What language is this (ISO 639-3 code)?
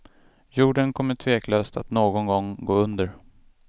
swe